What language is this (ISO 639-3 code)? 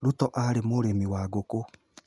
kik